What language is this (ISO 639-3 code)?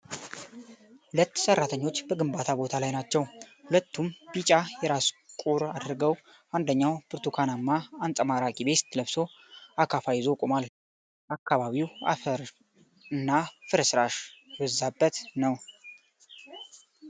amh